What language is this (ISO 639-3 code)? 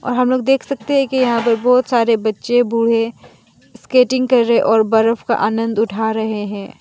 hin